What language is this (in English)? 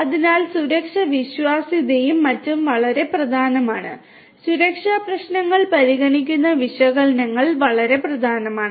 Malayalam